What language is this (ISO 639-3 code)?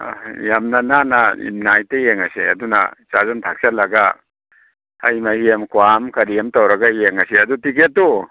mni